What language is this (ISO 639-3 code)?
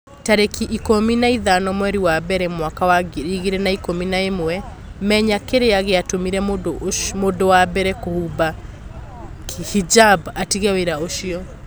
kik